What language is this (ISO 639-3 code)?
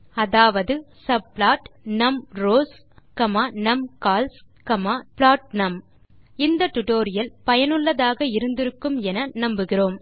tam